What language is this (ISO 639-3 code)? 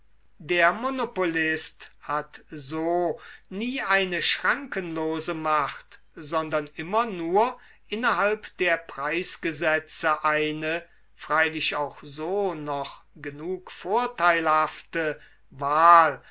deu